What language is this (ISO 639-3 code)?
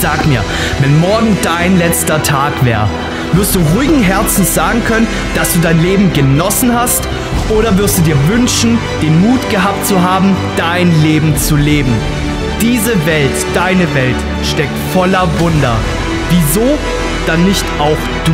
deu